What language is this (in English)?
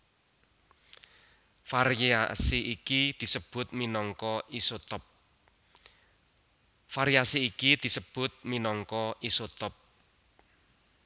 Javanese